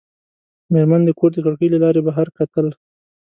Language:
Pashto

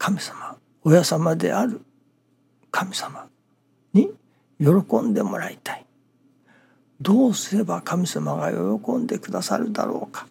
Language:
Japanese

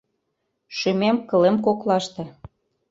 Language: Mari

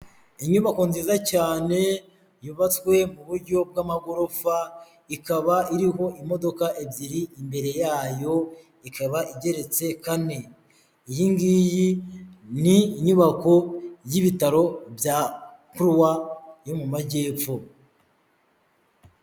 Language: Kinyarwanda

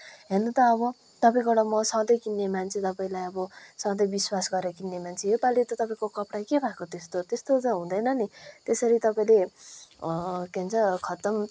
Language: Nepali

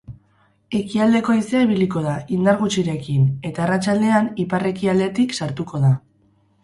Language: Basque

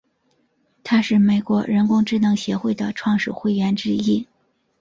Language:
Chinese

